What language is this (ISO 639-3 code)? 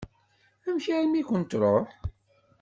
kab